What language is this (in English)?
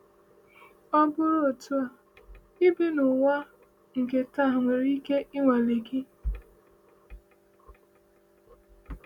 Igbo